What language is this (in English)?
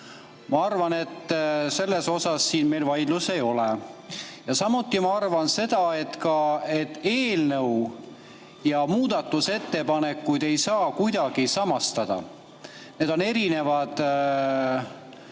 Estonian